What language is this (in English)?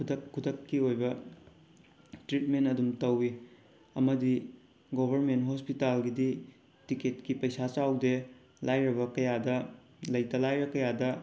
Manipuri